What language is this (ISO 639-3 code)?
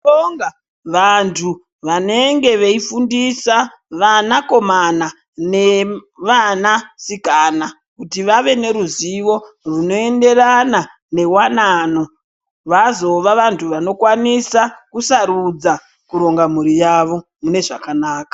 ndc